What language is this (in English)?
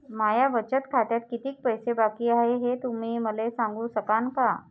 Marathi